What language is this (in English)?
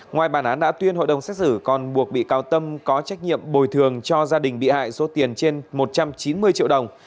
Vietnamese